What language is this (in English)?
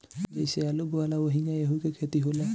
Bhojpuri